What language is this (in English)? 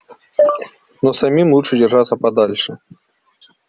Russian